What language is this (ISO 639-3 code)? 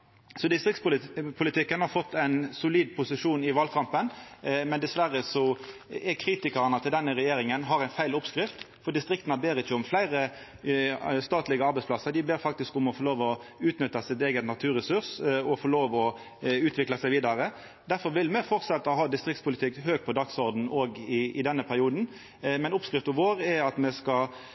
nno